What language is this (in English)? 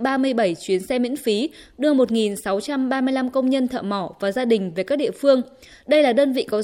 Vietnamese